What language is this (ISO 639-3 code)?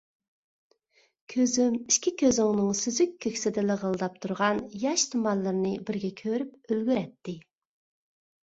uig